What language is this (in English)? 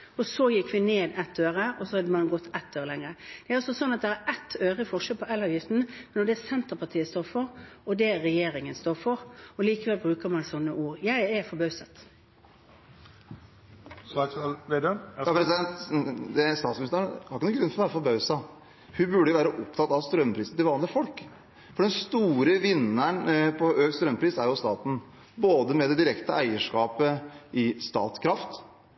Norwegian